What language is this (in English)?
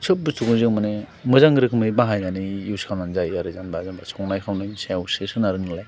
Bodo